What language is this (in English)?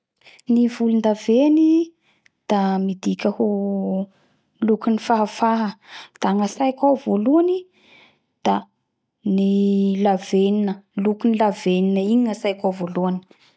Bara Malagasy